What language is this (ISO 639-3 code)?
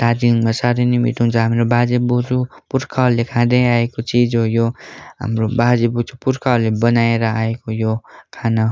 nep